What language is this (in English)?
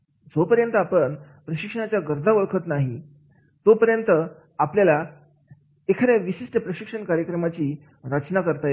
Marathi